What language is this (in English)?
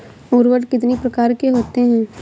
Hindi